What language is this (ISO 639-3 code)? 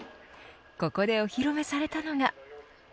jpn